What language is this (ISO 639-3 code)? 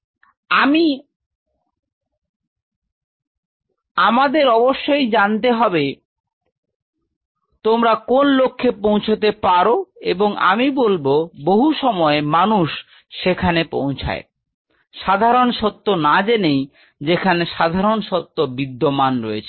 ben